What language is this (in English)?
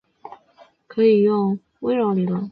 Chinese